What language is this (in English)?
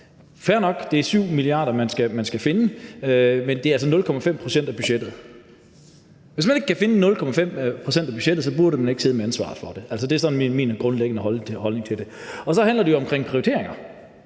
Danish